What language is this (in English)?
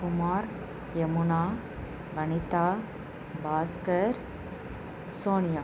Telugu